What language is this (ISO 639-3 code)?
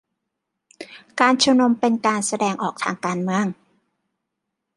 tha